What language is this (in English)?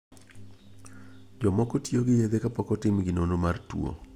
Luo (Kenya and Tanzania)